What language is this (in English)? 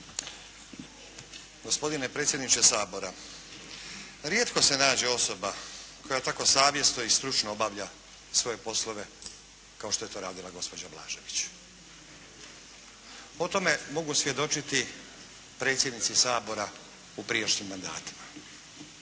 Croatian